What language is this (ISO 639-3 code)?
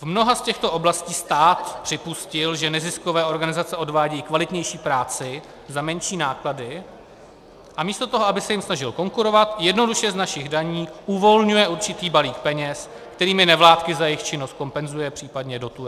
ces